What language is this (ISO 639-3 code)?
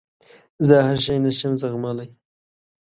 pus